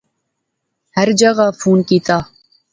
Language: Pahari-Potwari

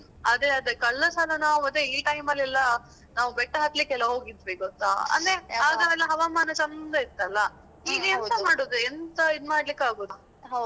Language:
Kannada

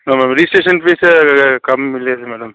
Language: Telugu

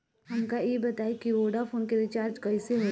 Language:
Bhojpuri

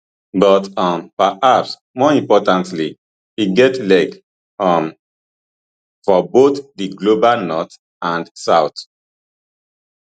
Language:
Nigerian Pidgin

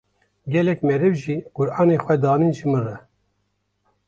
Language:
Kurdish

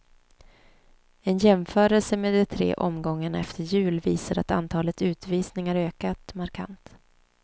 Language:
Swedish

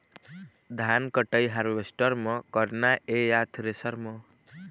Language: Chhattisgarhi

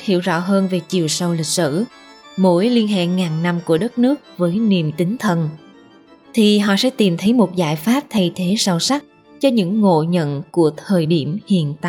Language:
Vietnamese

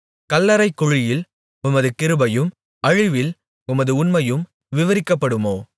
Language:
Tamil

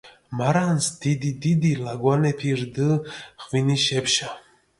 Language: Mingrelian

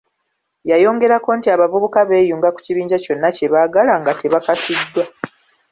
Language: Ganda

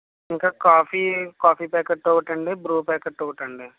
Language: Telugu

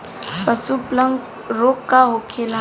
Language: Bhojpuri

